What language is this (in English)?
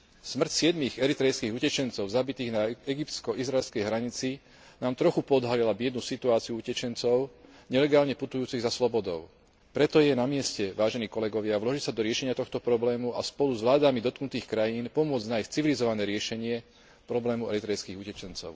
Slovak